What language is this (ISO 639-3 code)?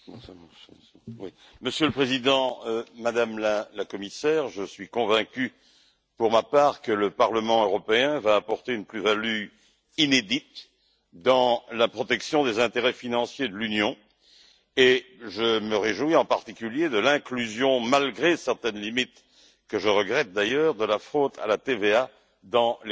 fra